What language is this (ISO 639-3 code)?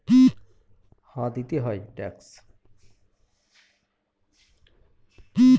ben